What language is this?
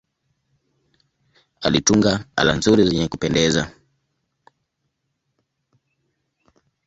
Swahili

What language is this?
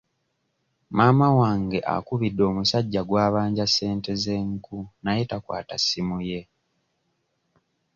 Ganda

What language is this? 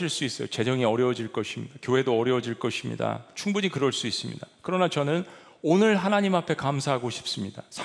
Korean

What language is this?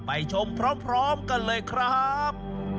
Thai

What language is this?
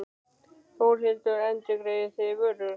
Icelandic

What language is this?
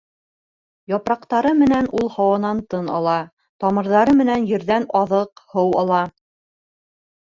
Bashkir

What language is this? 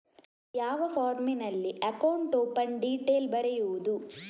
Kannada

